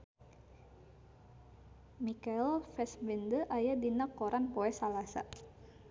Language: Sundanese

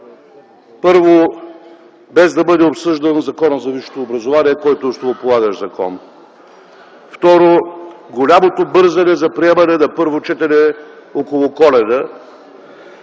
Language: Bulgarian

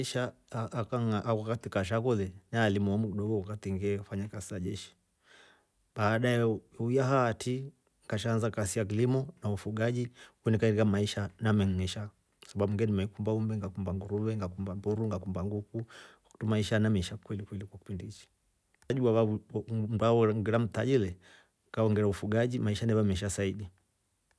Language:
Rombo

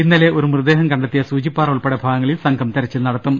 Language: Malayalam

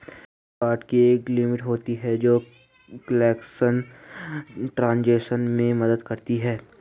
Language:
Hindi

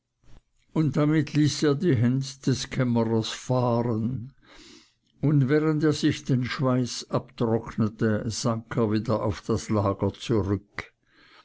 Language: German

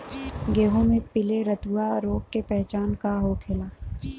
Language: Bhojpuri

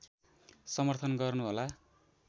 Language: Nepali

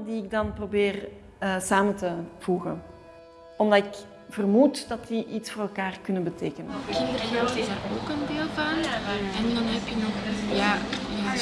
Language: Dutch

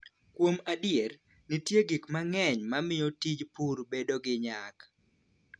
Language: Luo (Kenya and Tanzania)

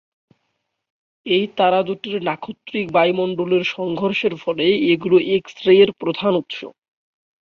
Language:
Bangla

